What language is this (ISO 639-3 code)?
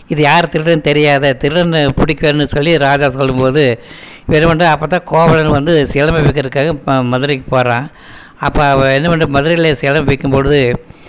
tam